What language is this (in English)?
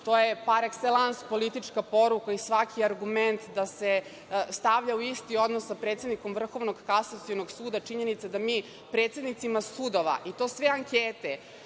Serbian